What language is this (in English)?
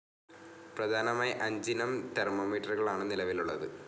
Malayalam